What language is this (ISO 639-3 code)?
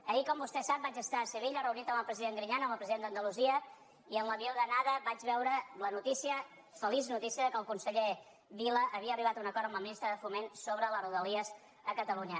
cat